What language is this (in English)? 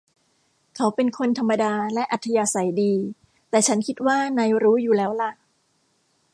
Thai